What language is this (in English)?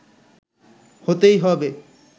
Bangla